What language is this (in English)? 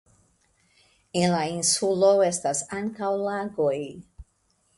Esperanto